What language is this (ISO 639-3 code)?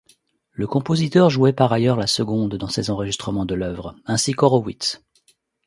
fra